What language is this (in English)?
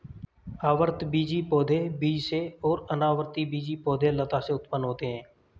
Hindi